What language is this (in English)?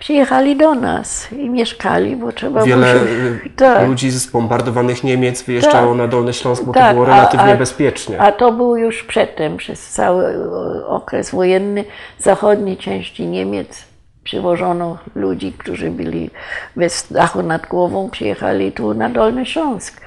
Polish